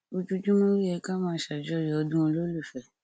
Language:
Yoruba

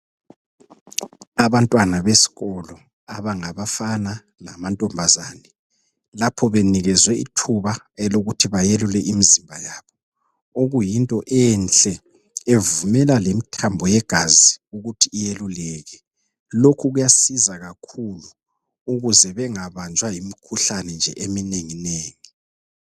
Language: North Ndebele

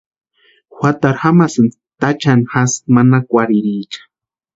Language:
Western Highland Purepecha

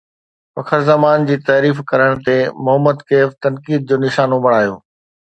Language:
Sindhi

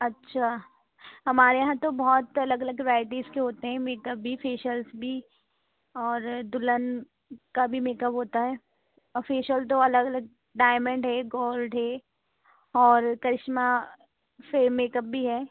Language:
Urdu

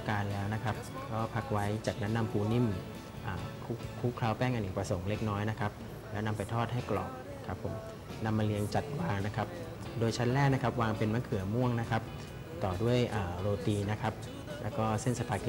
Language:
Thai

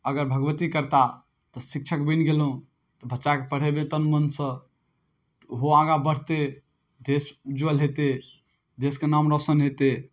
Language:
Maithili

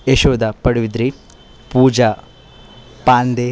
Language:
Kannada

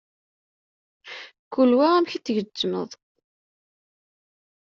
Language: Kabyle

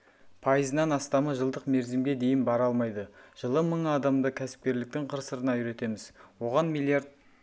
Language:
Kazakh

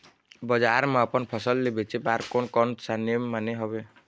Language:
Chhattisgarhi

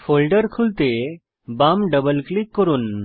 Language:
Bangla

